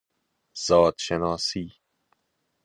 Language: Persian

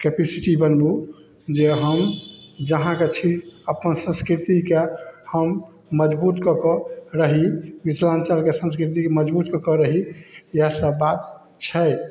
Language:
Maithili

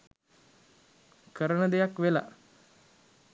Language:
Sinhala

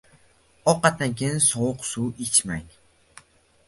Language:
Uzbek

